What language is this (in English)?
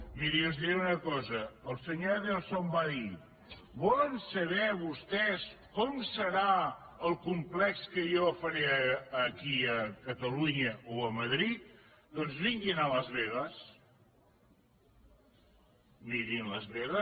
Catalan